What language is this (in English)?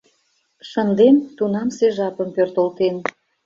Mari